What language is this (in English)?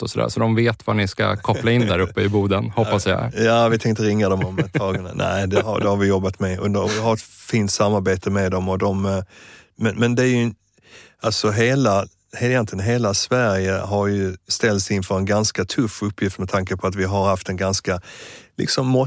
Swedish